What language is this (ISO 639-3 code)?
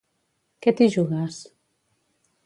cat